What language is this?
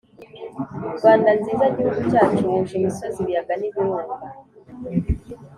Kinyarwanda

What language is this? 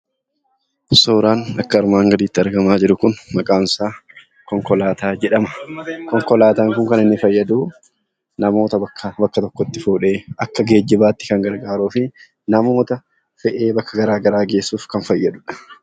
Oromo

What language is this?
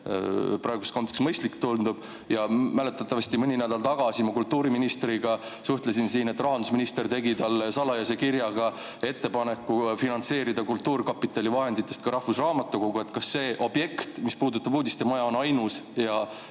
Estonian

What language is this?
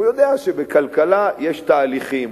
Hebrew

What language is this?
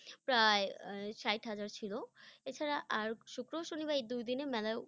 Bangla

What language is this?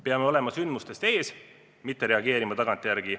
Estonian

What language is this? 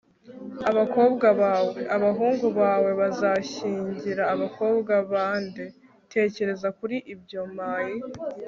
Kinyarwanda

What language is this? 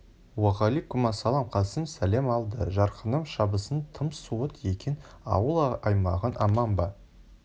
Kazakh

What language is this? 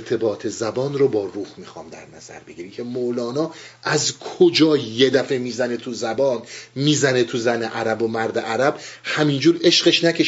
Persian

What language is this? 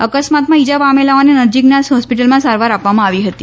Gujarati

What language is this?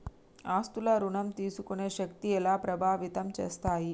Telugu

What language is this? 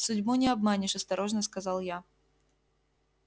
Russian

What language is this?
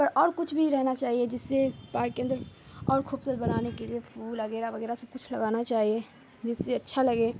Urdu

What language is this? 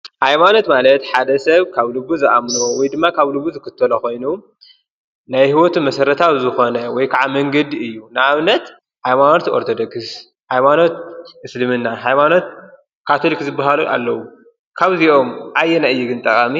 Tigrinya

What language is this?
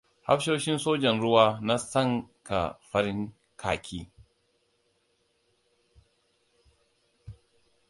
Hausa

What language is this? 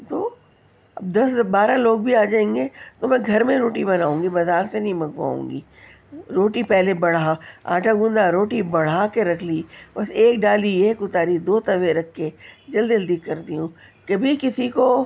Urdu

